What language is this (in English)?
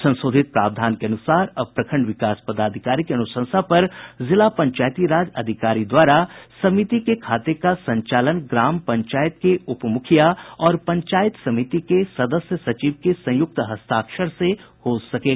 Hindi